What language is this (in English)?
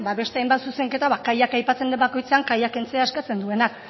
Basque